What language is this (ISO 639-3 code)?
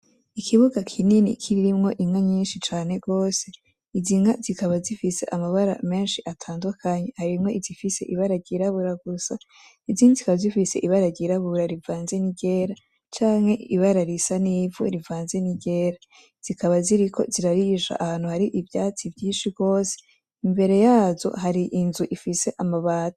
run